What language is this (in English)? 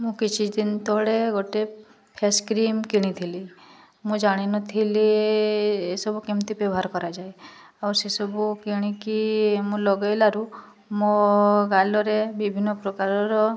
Odia